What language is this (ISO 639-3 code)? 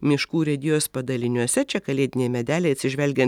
lit